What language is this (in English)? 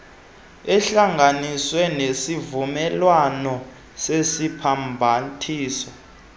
Xhosa